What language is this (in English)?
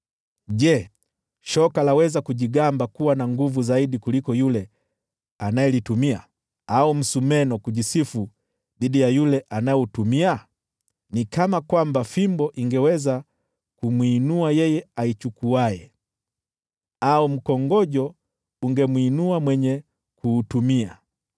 Swahili